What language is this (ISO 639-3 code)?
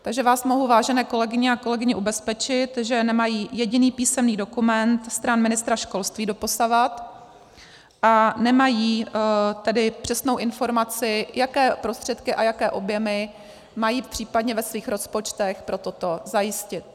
ces